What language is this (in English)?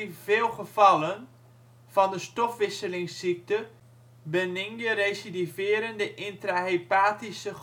Dutch